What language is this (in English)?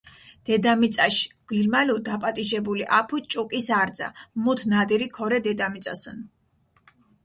Mingrelian